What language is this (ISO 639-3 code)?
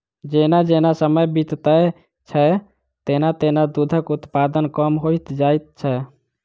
mai